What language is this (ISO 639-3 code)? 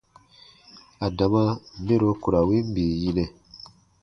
bba